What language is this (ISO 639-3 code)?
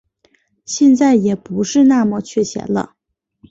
zho